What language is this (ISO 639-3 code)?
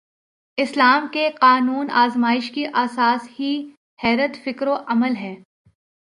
urd